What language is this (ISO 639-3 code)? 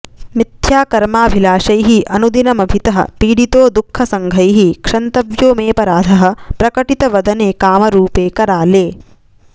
san